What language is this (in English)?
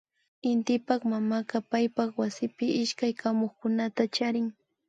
Imbabura Highland Quichua